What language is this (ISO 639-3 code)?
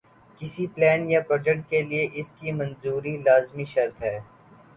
urd